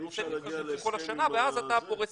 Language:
Hebrew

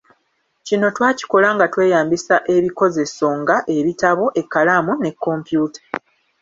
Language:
Ganda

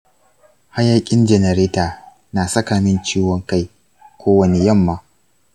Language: Hausa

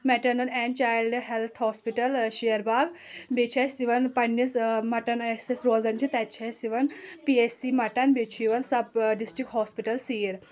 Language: Kashmiri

